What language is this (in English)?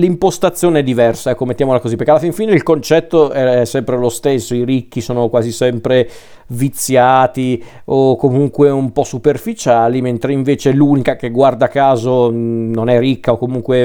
Italian